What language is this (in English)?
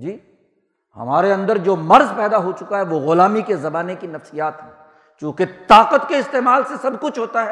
Urdu